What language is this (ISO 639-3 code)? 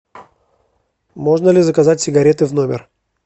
rus